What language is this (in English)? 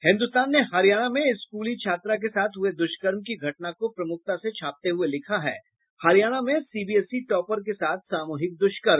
Hindi